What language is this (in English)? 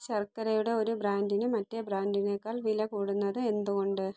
Malayalam